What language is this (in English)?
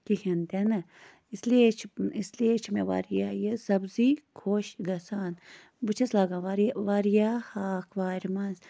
Kashmiri